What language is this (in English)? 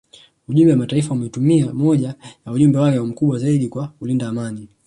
Swahili